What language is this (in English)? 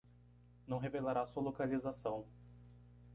Portuguese